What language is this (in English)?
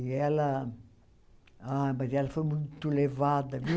Portuguese